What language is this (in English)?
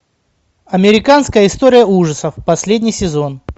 Russian